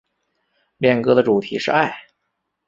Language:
Chinese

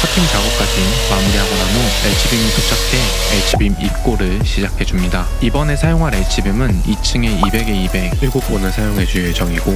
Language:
Korean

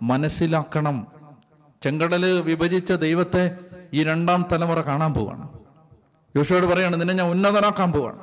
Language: Malayalam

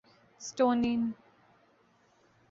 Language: Urdu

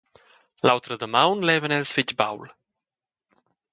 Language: Romansh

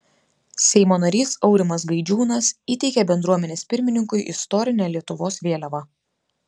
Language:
Lithuanian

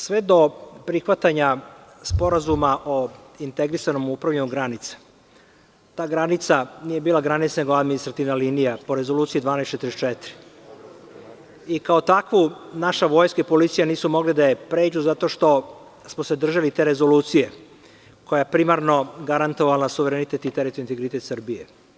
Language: Serbian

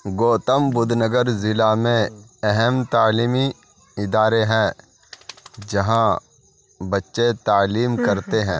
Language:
Urdu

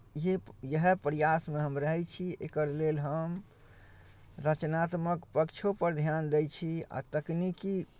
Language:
Maithili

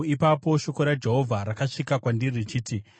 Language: Shona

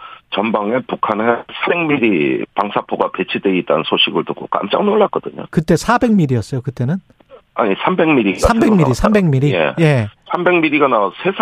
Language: Korean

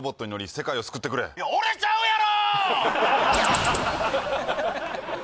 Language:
Japanese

